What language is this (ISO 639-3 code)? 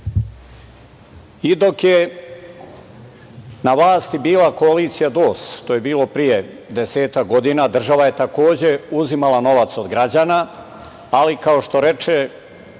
srp